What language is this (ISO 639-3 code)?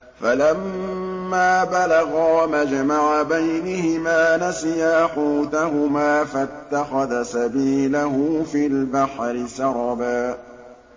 ara